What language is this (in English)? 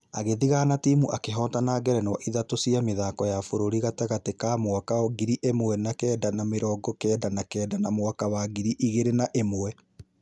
Kikuyu